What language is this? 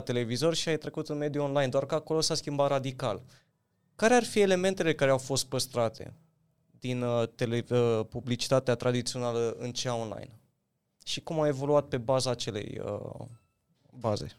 Romanian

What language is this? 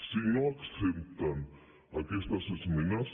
Catalan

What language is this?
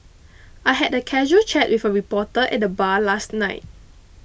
English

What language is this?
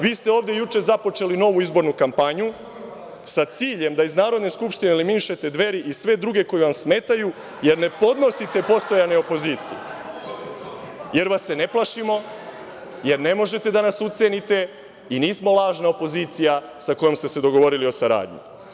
Serbian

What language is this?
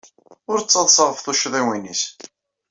Kabyle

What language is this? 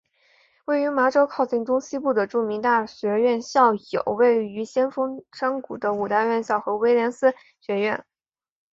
Chinese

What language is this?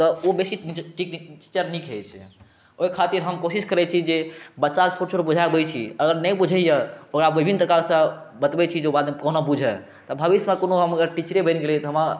Maithili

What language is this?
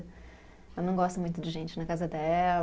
Portuguese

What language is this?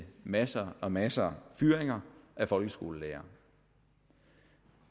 Danish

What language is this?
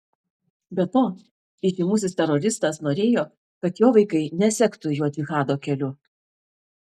Lithuanian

